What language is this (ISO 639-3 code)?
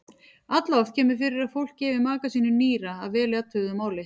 isl